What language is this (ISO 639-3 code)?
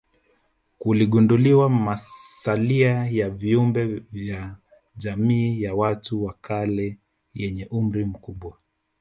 swa